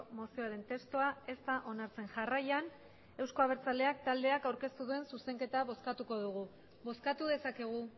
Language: Basque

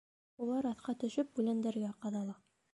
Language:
Bashkir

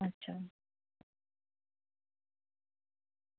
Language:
Dogri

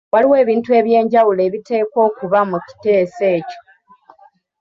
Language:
Ganda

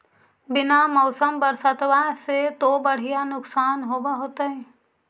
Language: Magahi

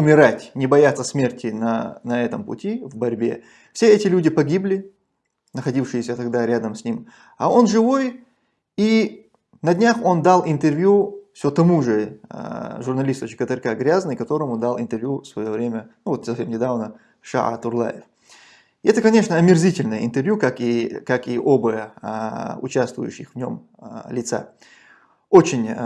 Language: Russian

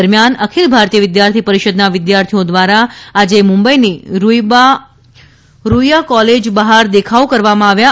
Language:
Gujarati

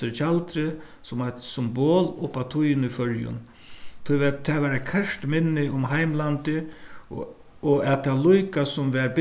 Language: Faroese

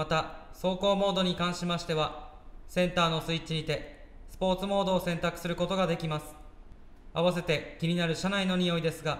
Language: Japanese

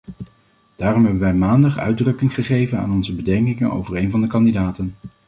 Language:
Dutch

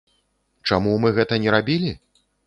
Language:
Belarusian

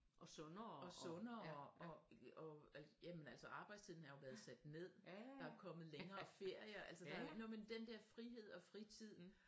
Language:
Danish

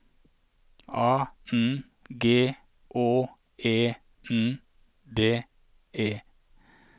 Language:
Norwegian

